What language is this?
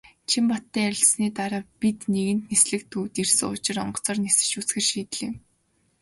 Mongolian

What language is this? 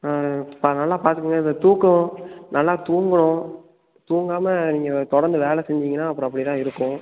Tamil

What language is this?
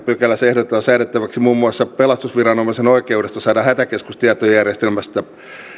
Finnish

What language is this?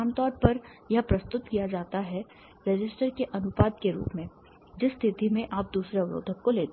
Hindi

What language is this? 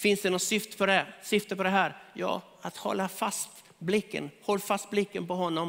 Swedish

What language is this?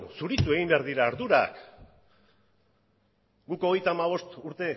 Basque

